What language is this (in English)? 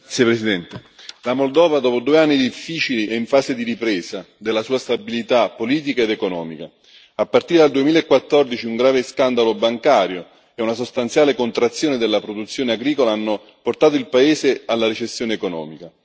Italian